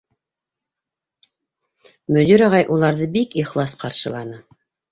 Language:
Bashkir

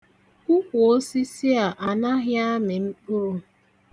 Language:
Igbo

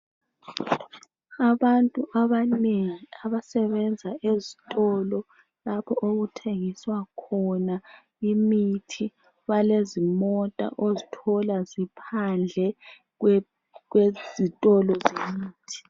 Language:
North Ndebele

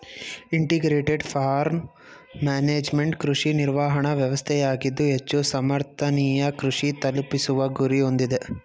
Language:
Kannada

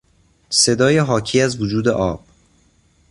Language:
Persian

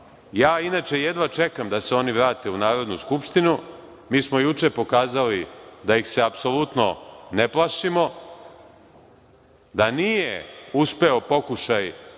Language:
Serbian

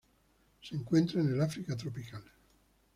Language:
Spanish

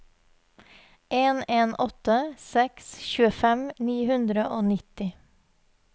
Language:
Norwegian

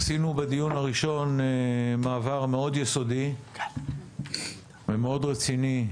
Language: Hebrew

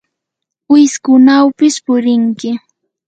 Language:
Yanahuanca Pasco Quechua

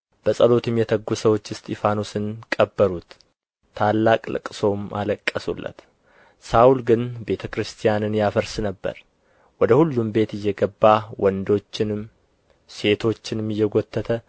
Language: Amharic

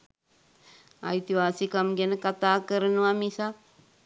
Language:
Sinhala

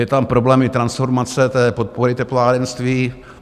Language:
Czech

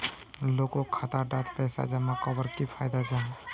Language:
Magahi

